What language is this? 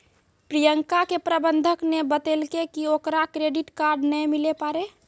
Maithili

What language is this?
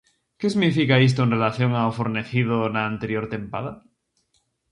Galician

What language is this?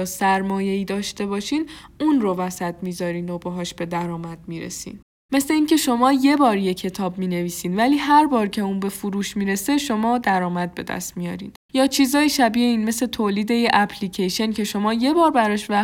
Persian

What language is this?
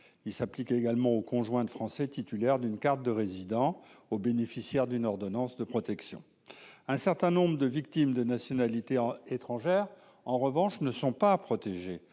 French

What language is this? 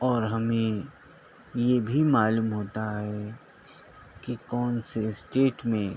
Urdu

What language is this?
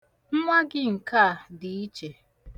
Igbo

